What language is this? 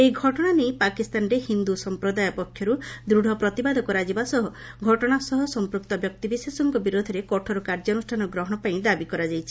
Odia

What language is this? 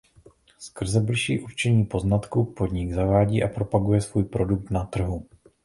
Czech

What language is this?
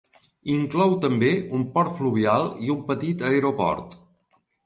Catalan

